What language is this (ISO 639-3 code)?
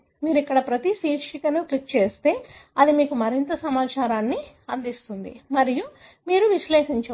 tel